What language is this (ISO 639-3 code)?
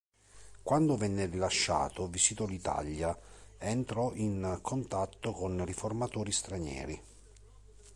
ita